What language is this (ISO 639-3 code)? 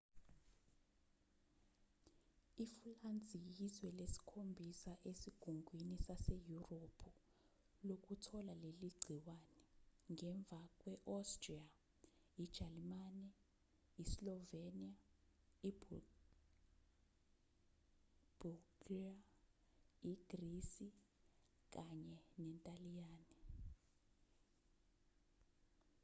zul